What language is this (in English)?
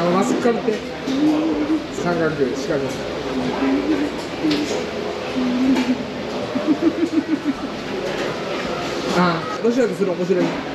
Japanese